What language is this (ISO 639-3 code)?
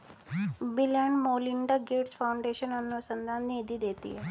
hin